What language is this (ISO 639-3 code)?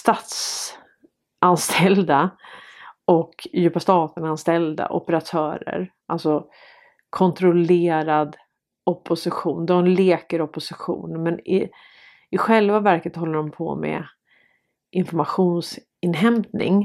swe